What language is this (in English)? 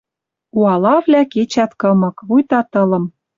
Western Mari